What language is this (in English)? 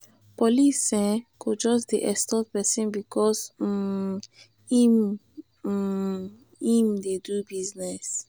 Nigerian Pidgin